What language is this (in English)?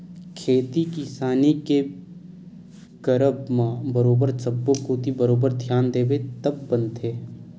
Chhattisgarhi